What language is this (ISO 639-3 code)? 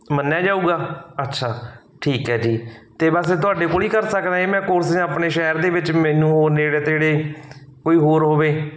pan